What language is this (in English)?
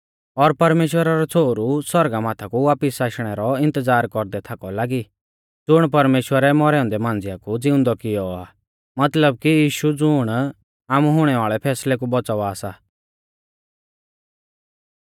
Mahasu Pahari